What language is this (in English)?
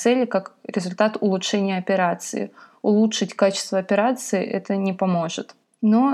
Russian